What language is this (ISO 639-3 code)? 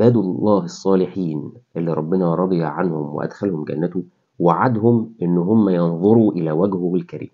ara